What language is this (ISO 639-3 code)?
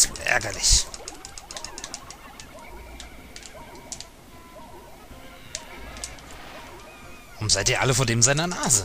deu